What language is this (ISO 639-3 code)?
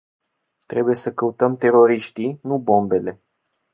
ron